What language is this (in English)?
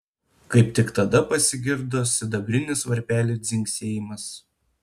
Lithuanian